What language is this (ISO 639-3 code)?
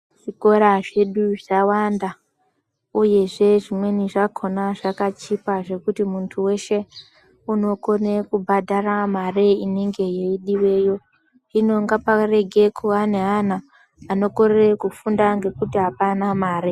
ndc